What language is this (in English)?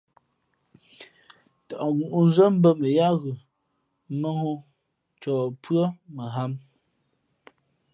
Fe'fe'